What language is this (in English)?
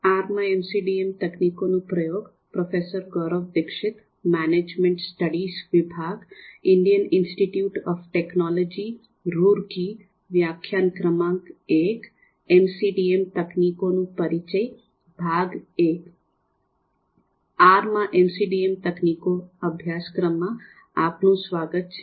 Gujarati